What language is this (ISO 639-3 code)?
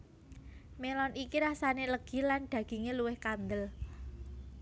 jav